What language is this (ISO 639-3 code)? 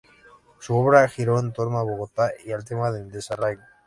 spa